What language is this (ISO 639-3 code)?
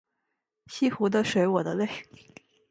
zho